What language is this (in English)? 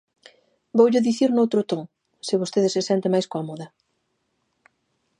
Galician